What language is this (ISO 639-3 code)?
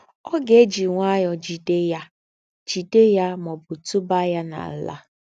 ibo